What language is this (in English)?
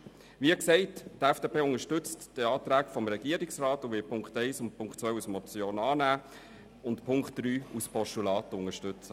Swiss German